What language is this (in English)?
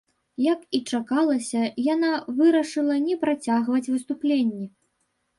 Belarusian